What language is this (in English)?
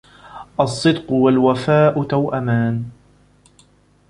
Arabic